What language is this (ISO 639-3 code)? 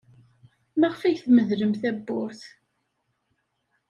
kab